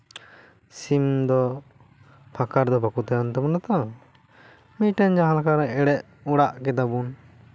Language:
Santali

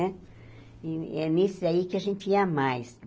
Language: Portuguese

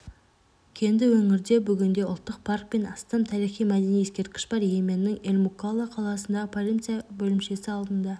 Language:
Kazakh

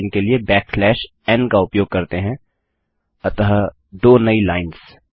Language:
Hindi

